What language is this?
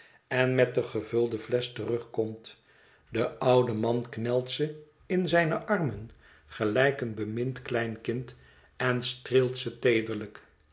Dutch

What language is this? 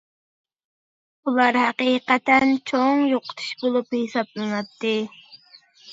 Uyghur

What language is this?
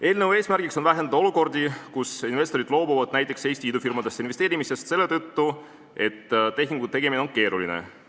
Estonian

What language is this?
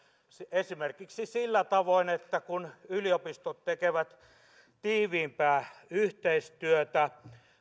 Finnish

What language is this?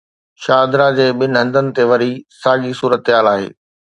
Sindhi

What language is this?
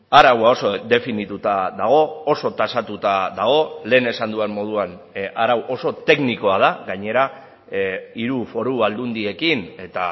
Basque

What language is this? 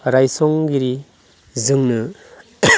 Bodo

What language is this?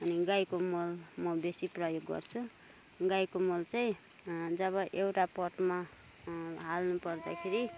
Nepali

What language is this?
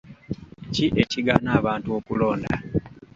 Ganda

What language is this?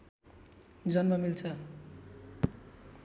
Nepali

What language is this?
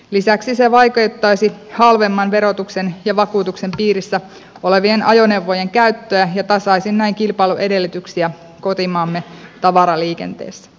Finnish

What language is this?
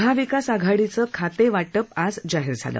Marathi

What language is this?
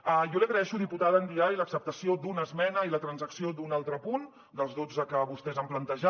Catalan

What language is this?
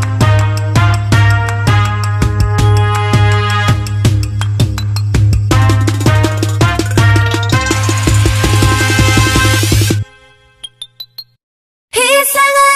Korean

